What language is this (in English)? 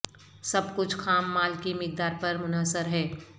Urdu